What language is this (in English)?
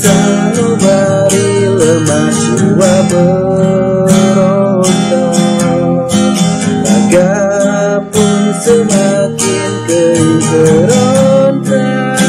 Indonesian